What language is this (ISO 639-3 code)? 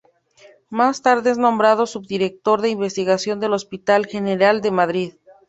spa